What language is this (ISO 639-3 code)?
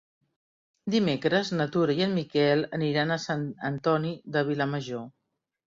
cat